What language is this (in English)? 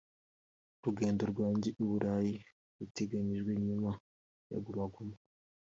Kinyarwanda